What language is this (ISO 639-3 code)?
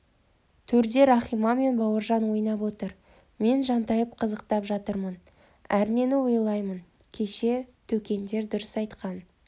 kaz